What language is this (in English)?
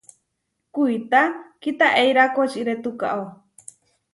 Huarijio